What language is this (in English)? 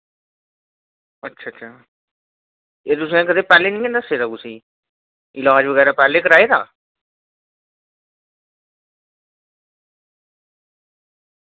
Dogri